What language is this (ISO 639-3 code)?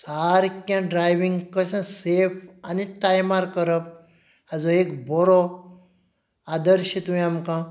kok